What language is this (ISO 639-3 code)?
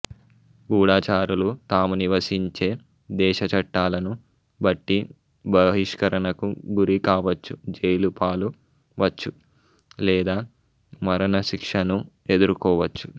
tel